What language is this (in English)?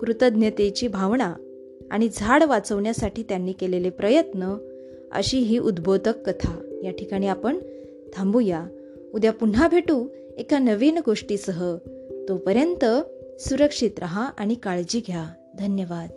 Marathi